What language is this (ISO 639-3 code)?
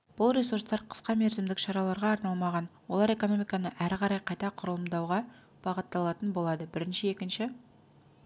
kaz